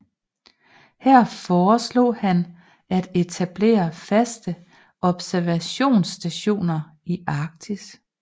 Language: Danish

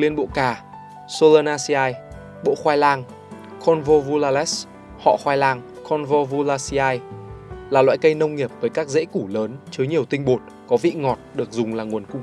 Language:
Vietnamese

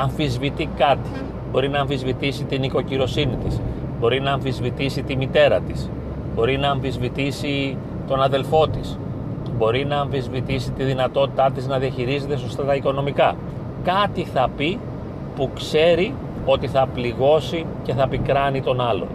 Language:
Greek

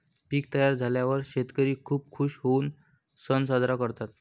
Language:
Marathi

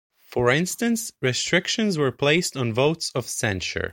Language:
English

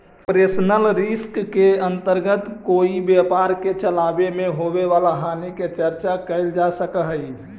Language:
Magahi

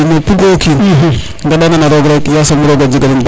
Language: Serer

